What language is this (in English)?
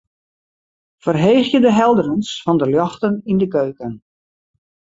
Western Frisian